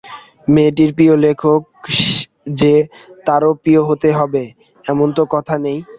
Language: Bangla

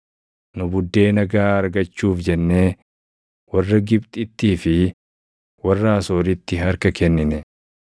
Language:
Oromo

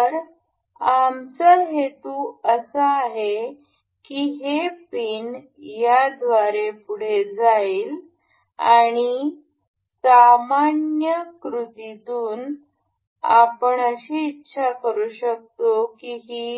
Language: Marathi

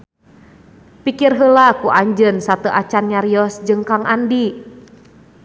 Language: Sundanese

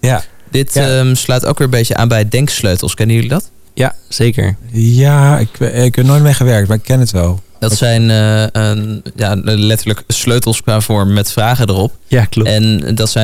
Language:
Dutch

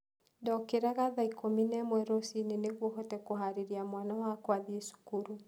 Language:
Kikuyu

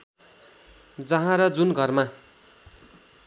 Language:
Nepali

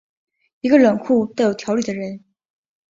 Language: Chinese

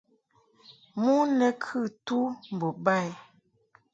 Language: Mungaka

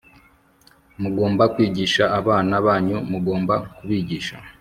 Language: Kinyarwanda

